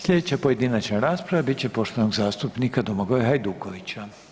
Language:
Croatian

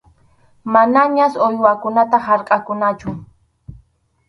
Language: Arequipa-La Unión Quechua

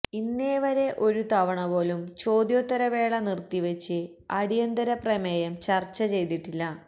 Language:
Malayalam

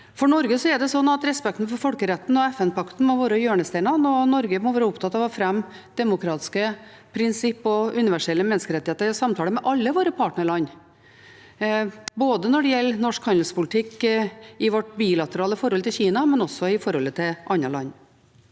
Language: Norwegian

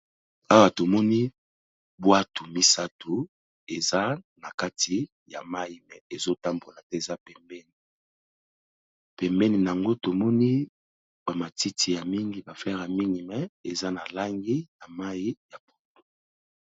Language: Lingala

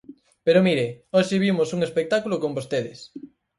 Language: Galician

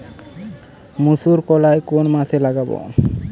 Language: Bangla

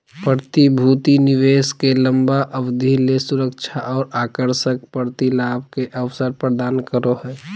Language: Magahi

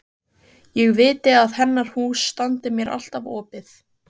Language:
Icelandic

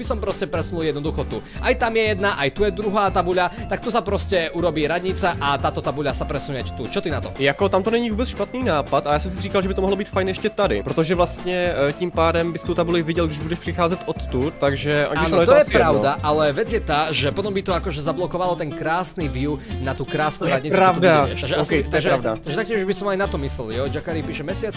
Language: Czech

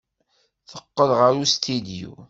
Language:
Kabyle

